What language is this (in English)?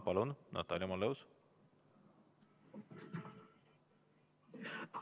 Estonian